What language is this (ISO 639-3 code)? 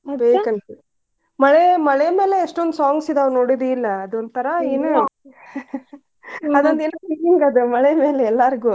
kan